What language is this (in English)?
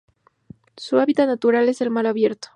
Spanish